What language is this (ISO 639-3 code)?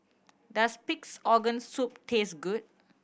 eng